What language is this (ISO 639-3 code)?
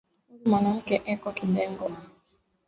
swa